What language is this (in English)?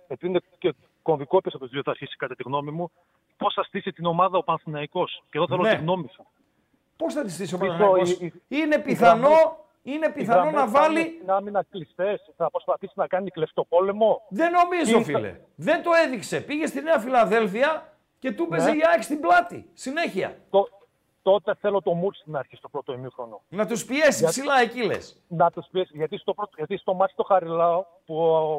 Greek